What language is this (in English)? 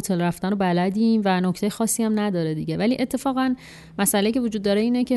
Persian